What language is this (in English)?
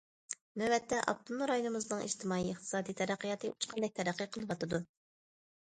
Uyghur